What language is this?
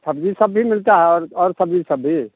Hindi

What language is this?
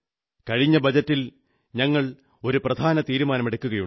Malayalam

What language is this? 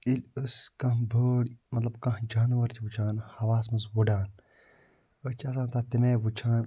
Kashmiri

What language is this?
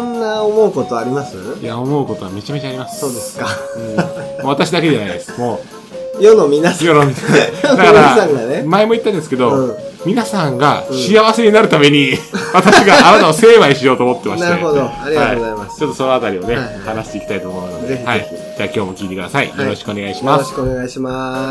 Japanese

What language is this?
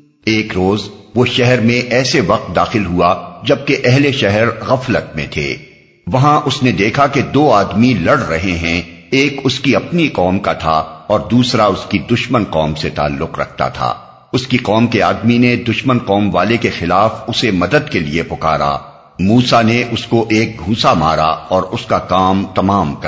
Urdu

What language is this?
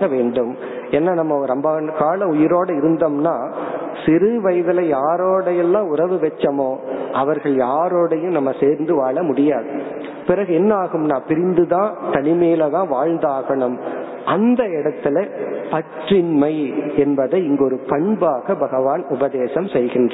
Tamil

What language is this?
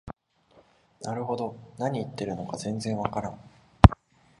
Japanese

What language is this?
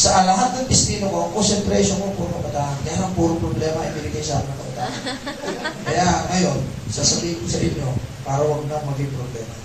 Filipino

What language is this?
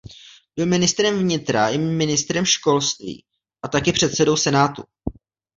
Czech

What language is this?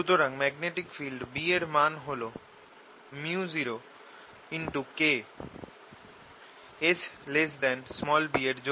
Bangla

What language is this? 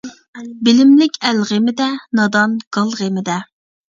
Uyghur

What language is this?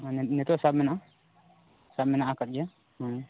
Santali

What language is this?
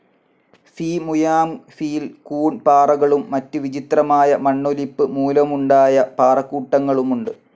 Malayalam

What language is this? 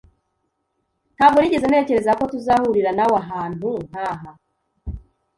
Kinyarwanda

